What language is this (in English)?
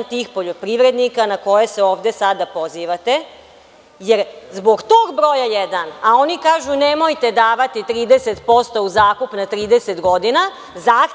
Serbian